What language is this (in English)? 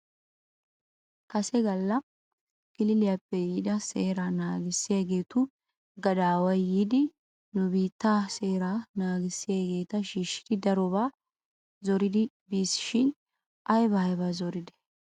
Wolaytta